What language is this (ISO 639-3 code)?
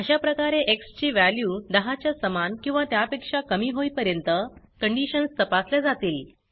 mar